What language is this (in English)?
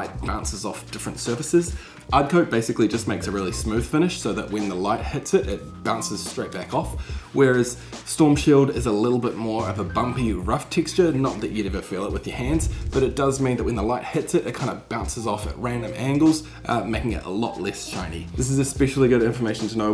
English